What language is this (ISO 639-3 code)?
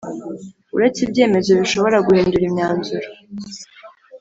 kin